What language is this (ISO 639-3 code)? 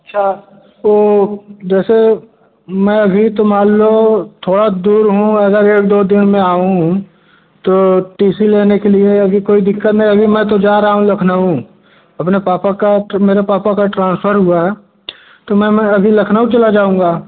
hin